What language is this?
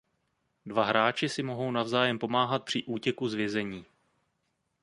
Czech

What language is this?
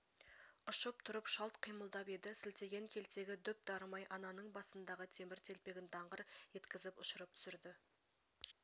Kazakh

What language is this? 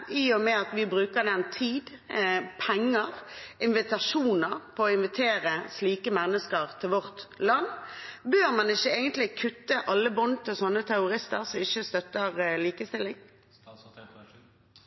Norwegian Bokmål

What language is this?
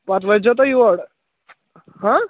Kashmiri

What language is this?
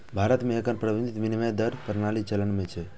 Maithili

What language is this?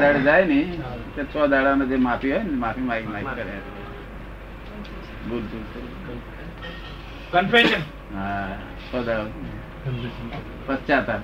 Gujarati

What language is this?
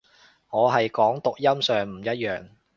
Cantonese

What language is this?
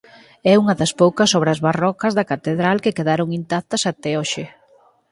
Galician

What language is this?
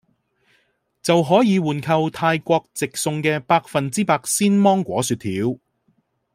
Cantonese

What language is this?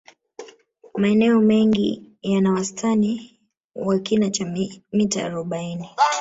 Swahili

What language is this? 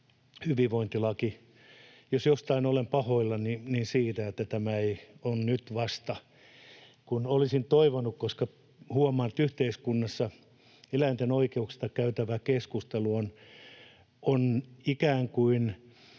Finnish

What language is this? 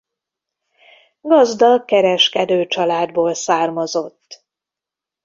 Hungarian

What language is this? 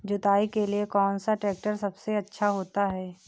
Hindi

